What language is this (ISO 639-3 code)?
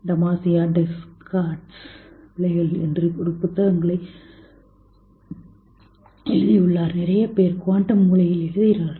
tam